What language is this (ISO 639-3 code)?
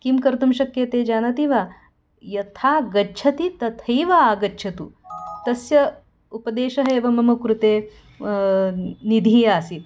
san